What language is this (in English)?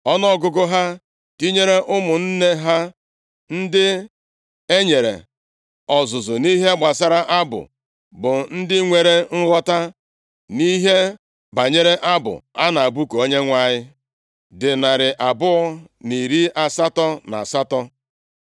Igbo